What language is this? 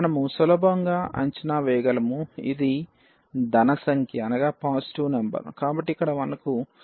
Telugu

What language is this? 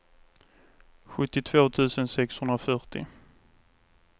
Swedish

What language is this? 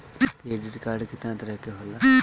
Bhojpuri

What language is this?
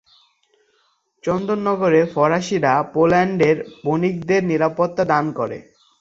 Bangla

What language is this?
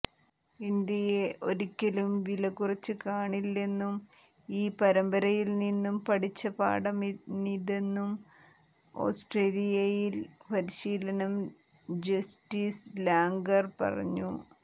Malayalam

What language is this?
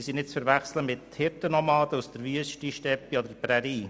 Swiss German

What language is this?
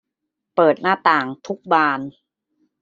Thai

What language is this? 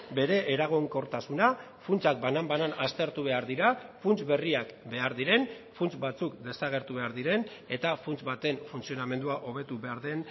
Basque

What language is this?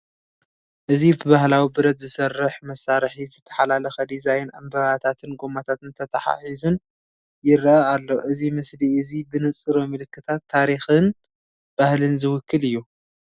Tigrinya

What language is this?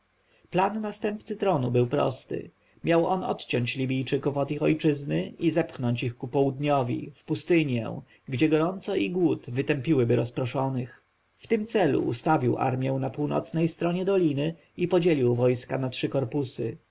Polish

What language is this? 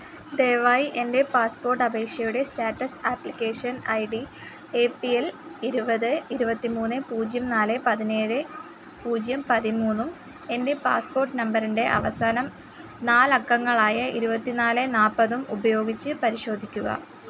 Malayalam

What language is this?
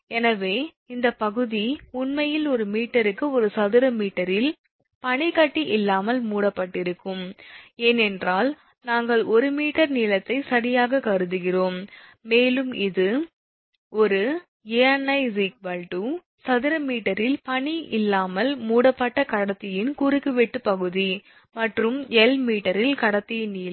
Tamil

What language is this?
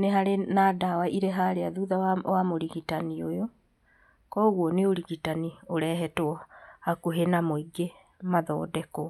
Kikuyu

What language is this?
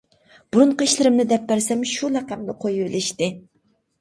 Uyghur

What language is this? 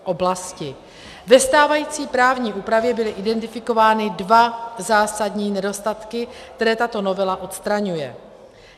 Czech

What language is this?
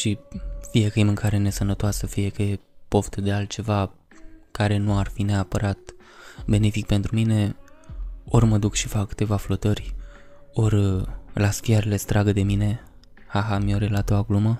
Romanian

